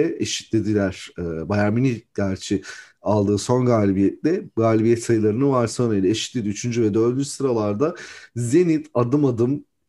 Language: Turkish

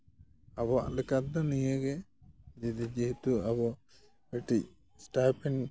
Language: Santali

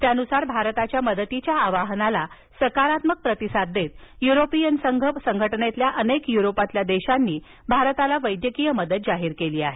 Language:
Marathi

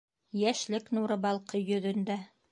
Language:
Bashkir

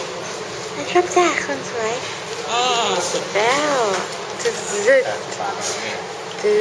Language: Thai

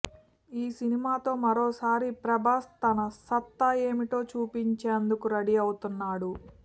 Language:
Telugu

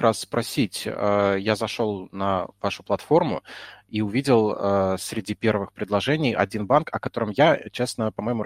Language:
Russian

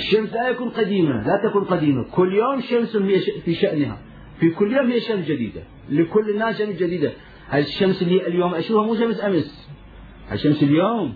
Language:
Arabic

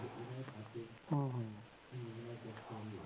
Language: Punjabi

